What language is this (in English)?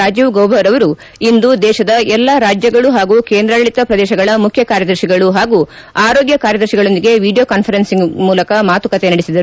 Kannada